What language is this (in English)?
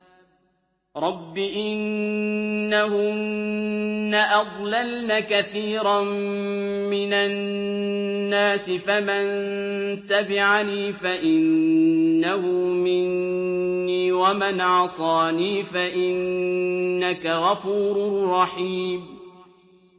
Arabic